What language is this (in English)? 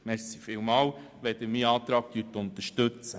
Swiss German